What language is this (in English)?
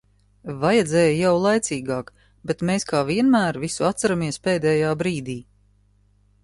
Latvian